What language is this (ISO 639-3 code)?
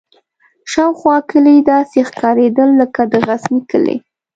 pus